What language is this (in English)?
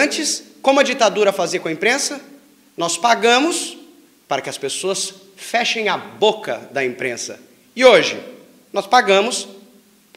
Portuguese